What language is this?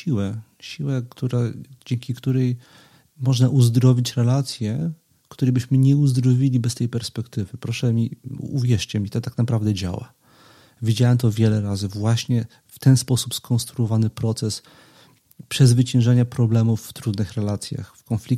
Polish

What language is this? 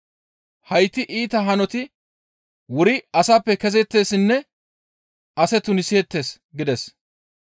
Gamo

